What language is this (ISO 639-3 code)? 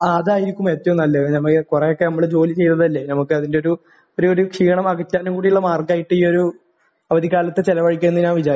mal